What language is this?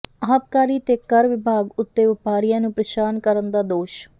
Punjabi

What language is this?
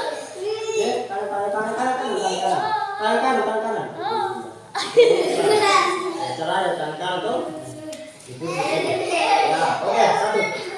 Indonesian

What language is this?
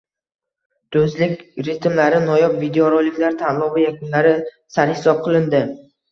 Uzbek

